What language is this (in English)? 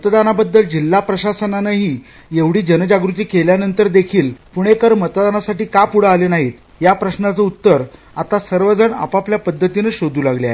Marathi